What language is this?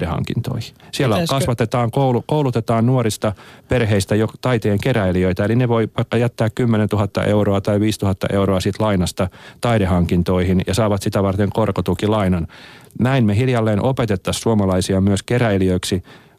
Finnish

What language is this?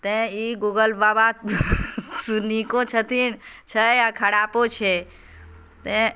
Maithili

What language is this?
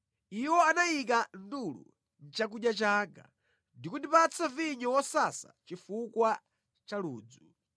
Nyanja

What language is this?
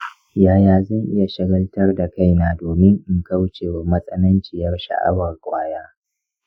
Hausa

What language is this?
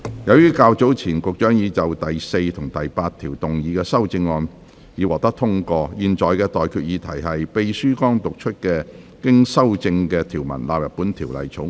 Cantonese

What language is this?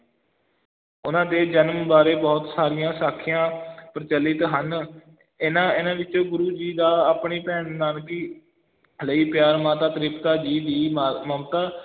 Punjabi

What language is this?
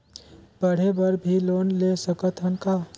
Chhattisgarhi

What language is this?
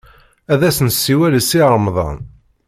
Kabyle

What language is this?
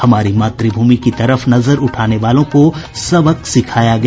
Hindi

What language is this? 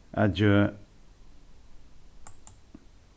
Faroese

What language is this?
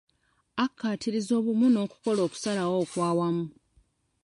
Ganda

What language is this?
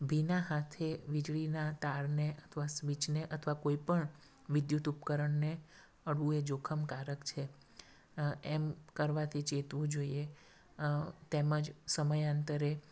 Gujarati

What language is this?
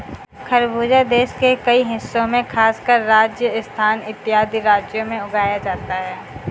Hindi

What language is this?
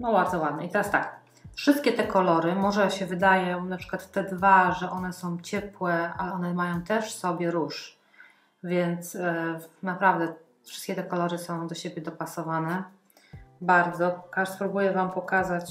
Polish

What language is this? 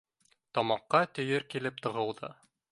Bashkir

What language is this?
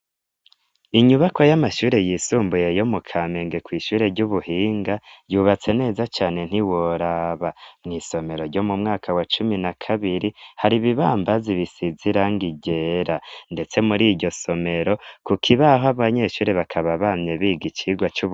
Rundi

